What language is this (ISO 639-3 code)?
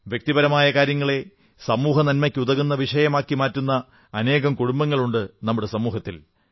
mal